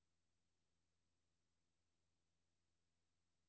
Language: Danish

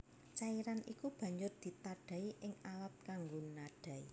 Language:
Javanese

